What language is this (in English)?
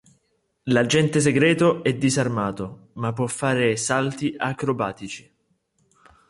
Italian